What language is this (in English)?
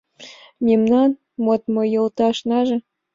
Mari